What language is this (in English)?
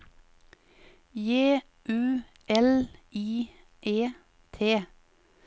Norwegian